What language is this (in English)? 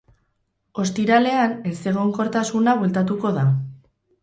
Basque